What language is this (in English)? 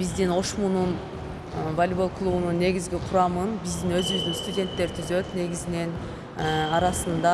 Turkish